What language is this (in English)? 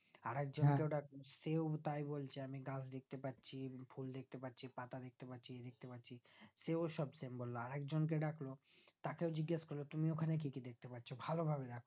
Bangla